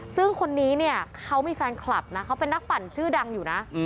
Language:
Thai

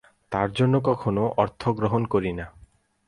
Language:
Bangla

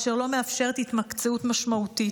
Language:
Hebrew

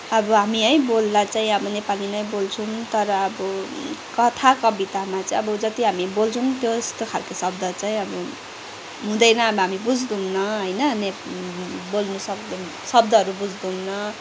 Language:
Nepali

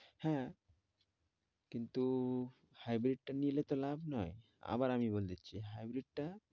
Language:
Bangla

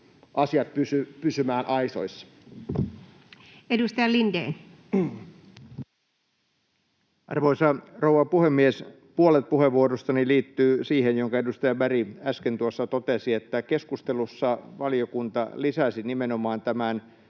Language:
Finnish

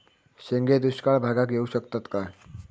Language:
Marathi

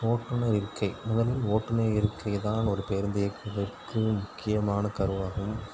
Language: Tamil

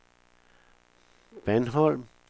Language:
Danish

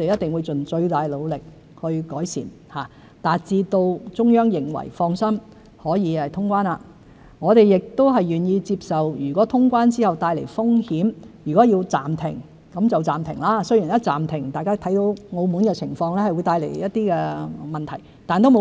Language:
Cantonese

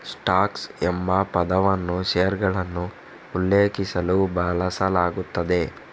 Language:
Kannada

